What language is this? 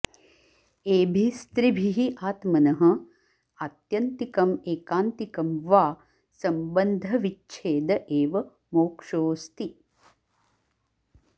Sanskrit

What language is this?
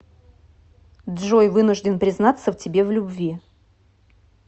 Russian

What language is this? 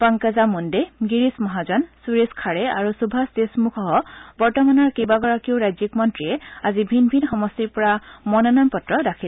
Assamese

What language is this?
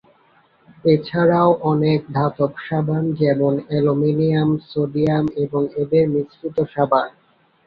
Bangla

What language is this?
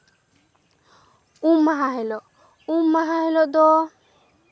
Santali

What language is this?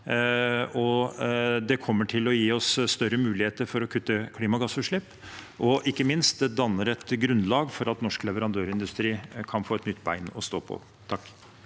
Norwegian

